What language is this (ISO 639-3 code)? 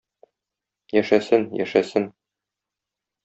tat